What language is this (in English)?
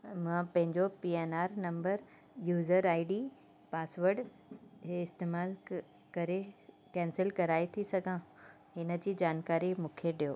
Sindhi